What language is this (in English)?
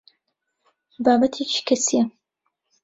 Central Kurdish